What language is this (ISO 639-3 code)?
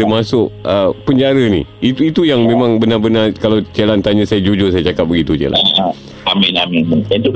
msa